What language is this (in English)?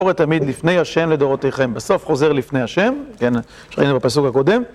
Hebrew